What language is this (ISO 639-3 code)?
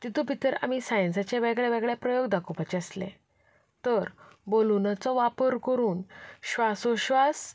kok